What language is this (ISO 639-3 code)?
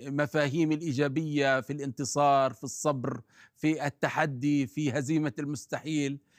ara